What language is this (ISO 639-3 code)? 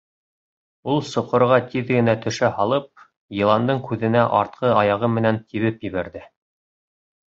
bak